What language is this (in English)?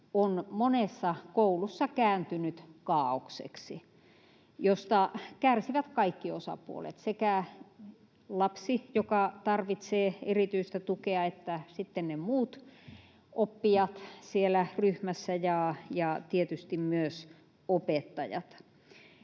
Finnish